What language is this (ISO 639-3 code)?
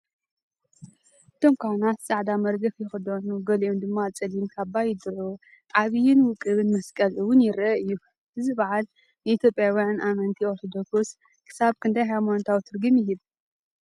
tir